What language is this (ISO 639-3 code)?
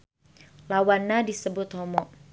sun